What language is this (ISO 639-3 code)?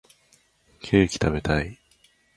jpn